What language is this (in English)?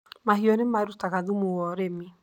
Kikuyu